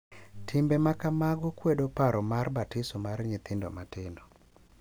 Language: Luo (Kenya and Tanzania)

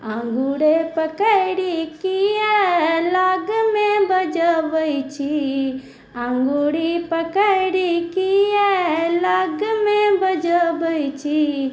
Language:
Maithili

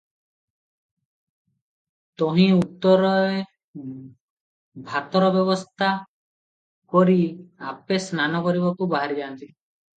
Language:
Odia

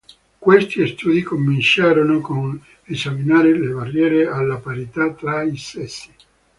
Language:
Italian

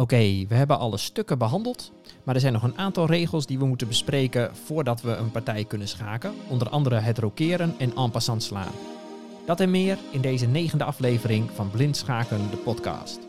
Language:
Dutch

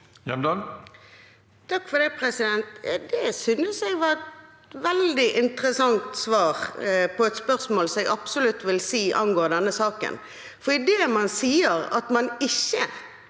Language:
Norwegian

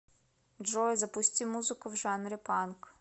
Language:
Russian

